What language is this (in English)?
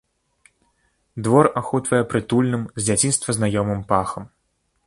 Belarusian